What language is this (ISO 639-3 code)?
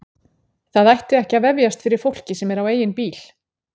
isl